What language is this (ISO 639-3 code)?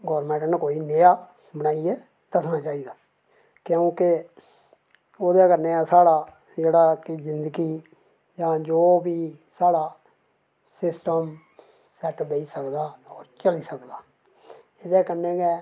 doi